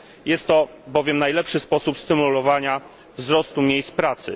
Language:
Polish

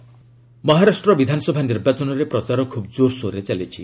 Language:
Odia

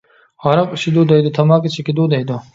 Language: Uyghur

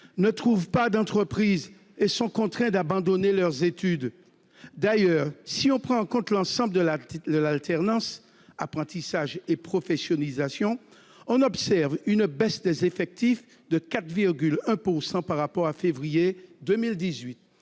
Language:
French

